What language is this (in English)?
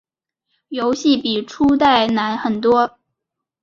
Chinese